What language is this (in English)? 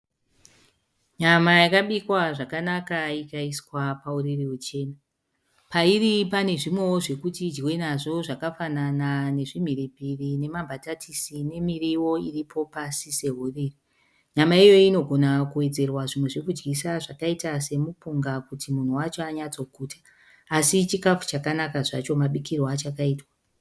Shona